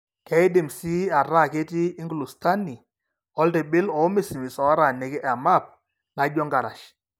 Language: Masai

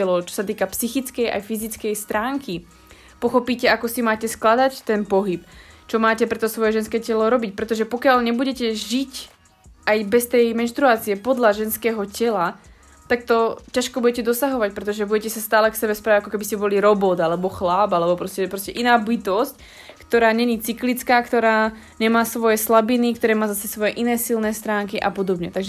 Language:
Slovak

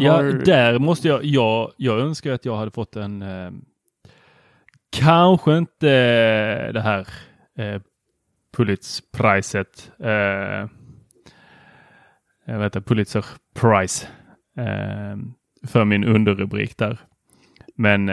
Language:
Swedish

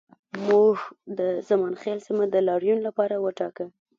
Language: Pashto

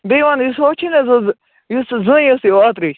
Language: Kashmiri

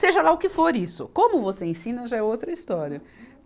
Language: Portuguese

